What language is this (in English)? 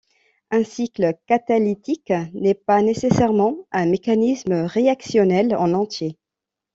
French